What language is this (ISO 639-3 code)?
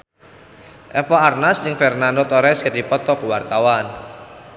sun